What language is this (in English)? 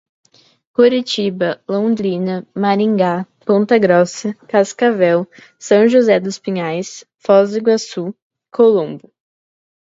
Portuguese